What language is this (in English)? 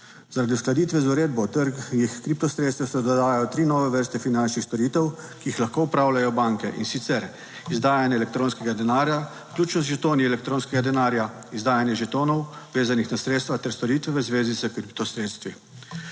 Slovenian